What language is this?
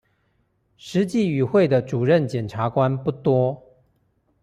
Chinese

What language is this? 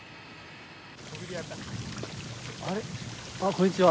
Japanese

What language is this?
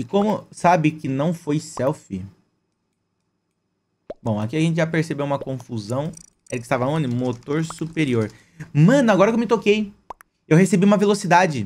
Portuguese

